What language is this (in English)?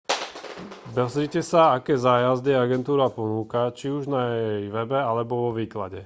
Slovak